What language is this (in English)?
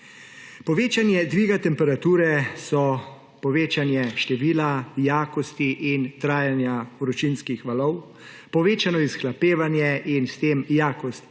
Slovenian